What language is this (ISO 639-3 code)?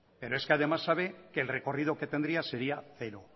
spa